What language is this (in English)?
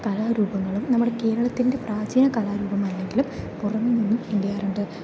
Malayalam